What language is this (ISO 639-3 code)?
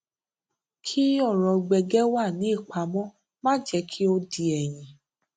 yor